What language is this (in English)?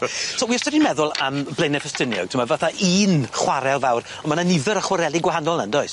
Welsh